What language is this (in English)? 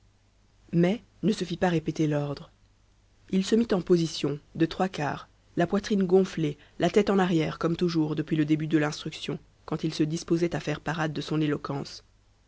French